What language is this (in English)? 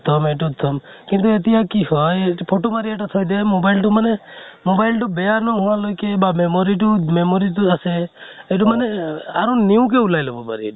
Assamese